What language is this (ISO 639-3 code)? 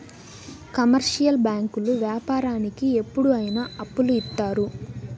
tel